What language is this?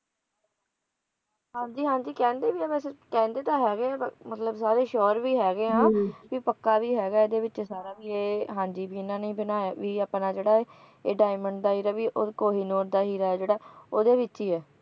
Punjabi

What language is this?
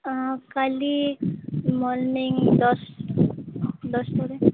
Odia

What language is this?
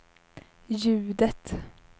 Swedish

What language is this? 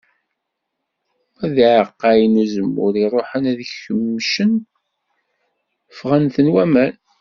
Kabyle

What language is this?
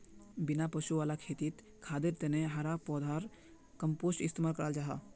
Magahi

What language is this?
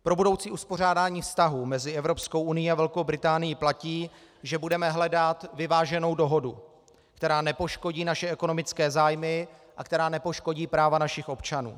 Czech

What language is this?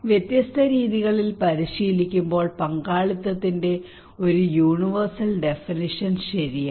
Malayalam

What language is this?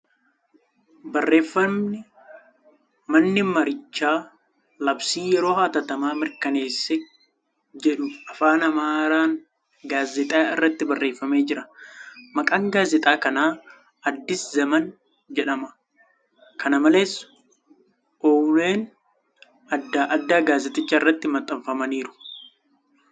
Oromo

